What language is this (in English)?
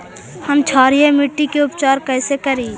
Magahi